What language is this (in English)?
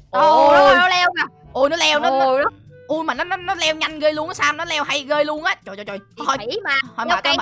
Vietnamese